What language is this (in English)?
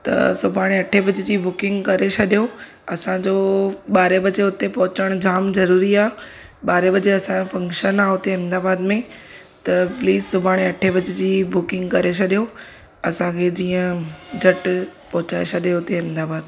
Sindhi